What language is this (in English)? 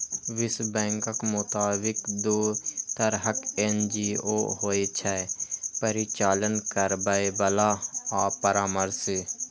Maithili